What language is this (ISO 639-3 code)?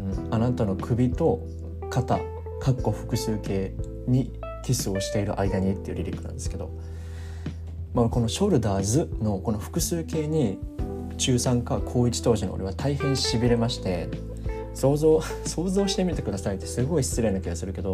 jpn